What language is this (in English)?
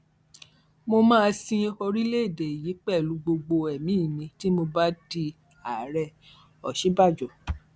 Yoruba